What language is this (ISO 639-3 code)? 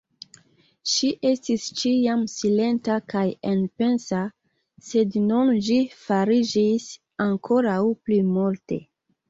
epo